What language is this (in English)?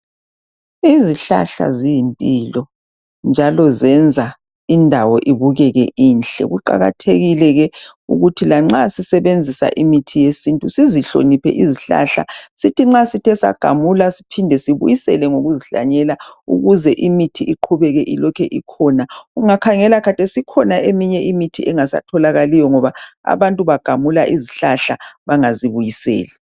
North Ndebele